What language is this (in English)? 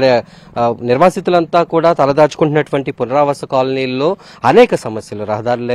Telugu